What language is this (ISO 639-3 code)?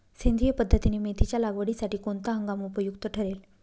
mar